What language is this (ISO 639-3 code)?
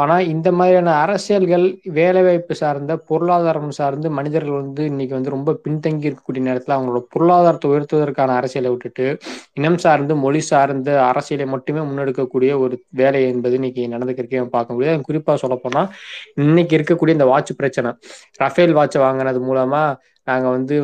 tam